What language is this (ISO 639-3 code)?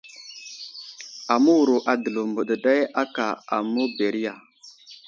udl